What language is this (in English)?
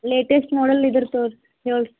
Kannada